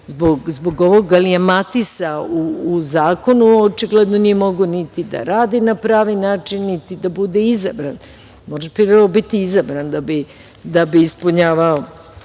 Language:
Serbian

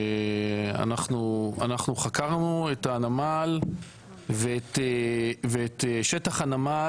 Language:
Hebrew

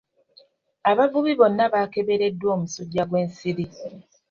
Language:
Ganda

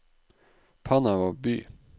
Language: Norwegian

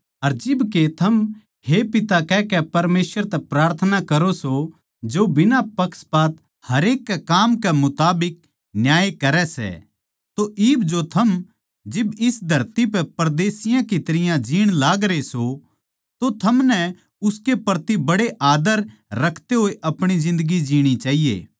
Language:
Haryanvi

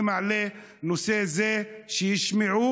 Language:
Hebrew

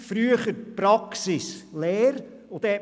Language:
Swiss German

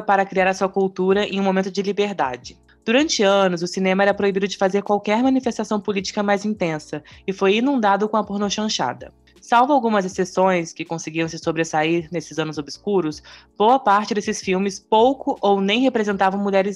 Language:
Portuguese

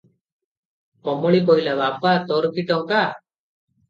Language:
Odia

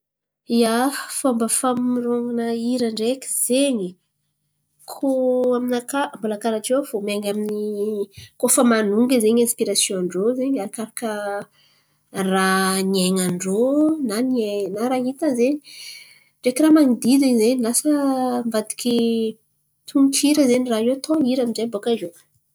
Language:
Antankarana Malagasy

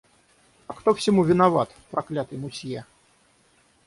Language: Russian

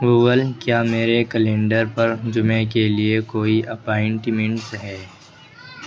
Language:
Urdu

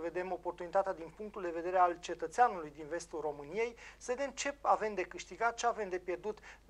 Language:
Romanian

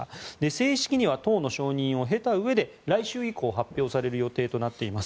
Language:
Japanese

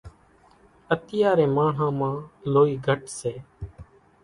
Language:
Kachi Koli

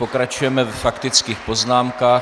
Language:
Czech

